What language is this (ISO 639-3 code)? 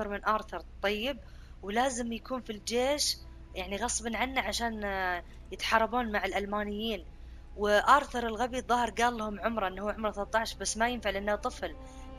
ara